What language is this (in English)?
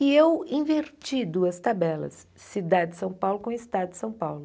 Portuguese